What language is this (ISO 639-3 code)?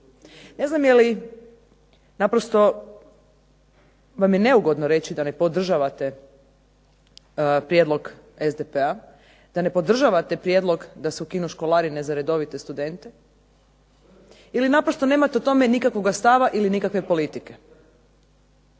hrv